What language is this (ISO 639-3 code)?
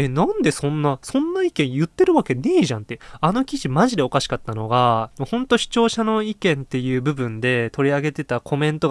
jpn